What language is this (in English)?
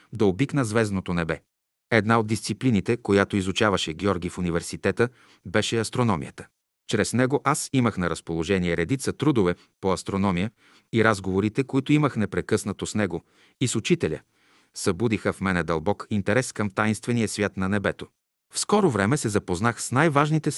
Bulgarian